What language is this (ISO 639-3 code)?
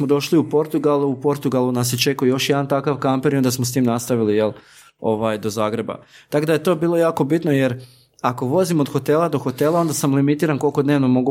hrv